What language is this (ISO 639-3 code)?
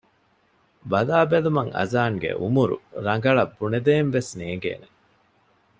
div